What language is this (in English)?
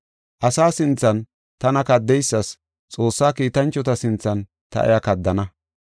Gofa